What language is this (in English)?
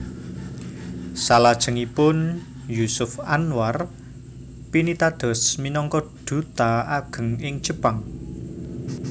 Javanese